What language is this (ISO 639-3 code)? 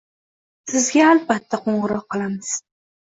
uzb